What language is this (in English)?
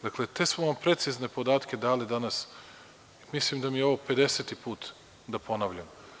Serbian